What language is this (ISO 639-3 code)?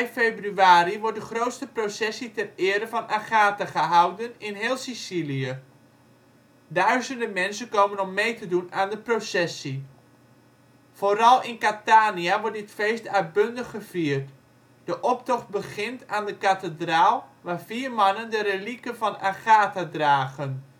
nld